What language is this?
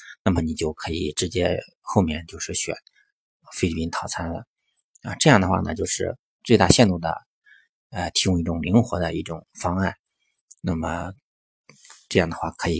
Chinese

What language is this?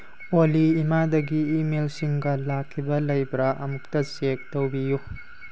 Manipuri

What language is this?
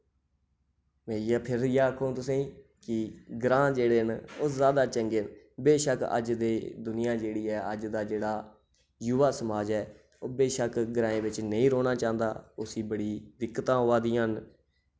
Dogri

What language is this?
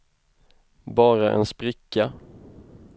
Swedish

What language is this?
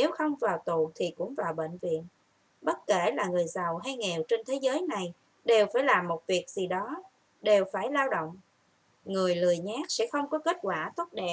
Vietnamese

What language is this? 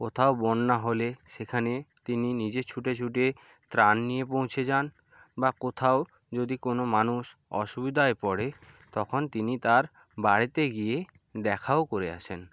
Bangla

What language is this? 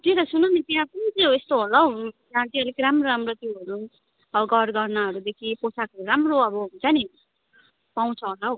Nepali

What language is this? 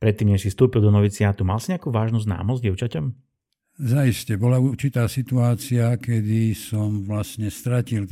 Slovak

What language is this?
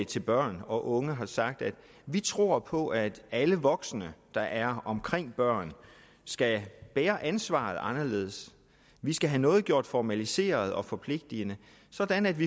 Danish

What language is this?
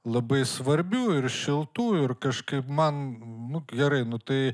Lithuanian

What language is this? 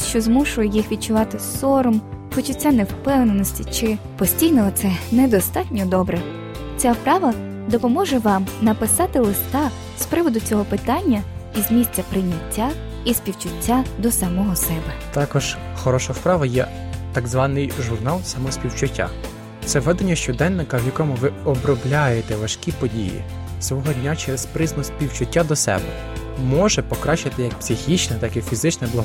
Ukrainian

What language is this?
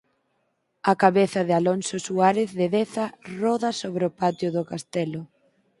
Galician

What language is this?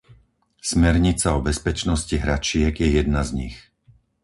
Slovak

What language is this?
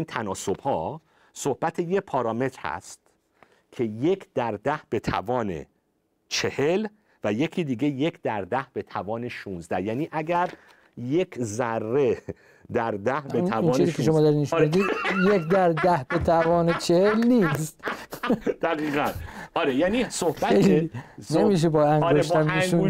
Persian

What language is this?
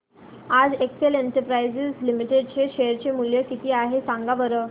Marathi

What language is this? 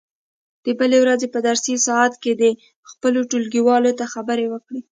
Pashto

